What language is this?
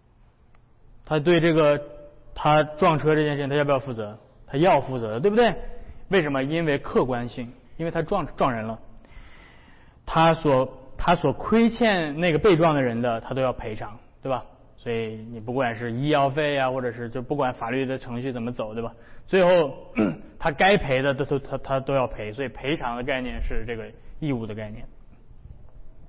Chinese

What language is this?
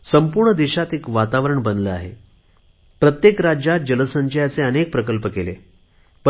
Marathi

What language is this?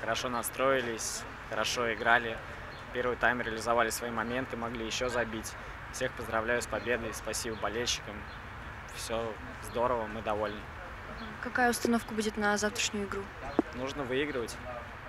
Russian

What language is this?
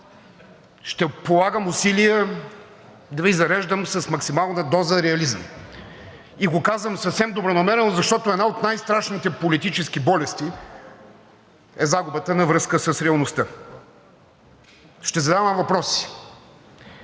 Bulgarian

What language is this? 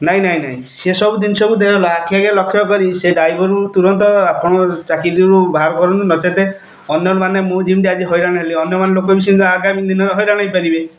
Odia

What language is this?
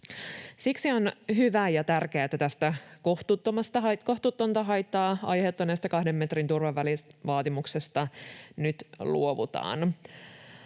Finnish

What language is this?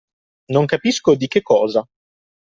Italian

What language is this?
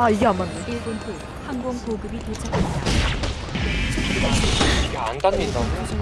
Korean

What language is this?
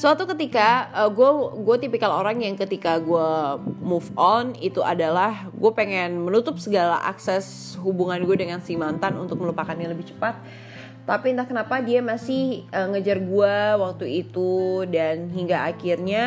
Indonesian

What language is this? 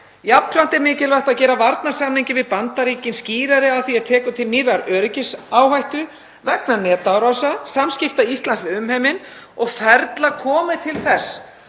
Icelandic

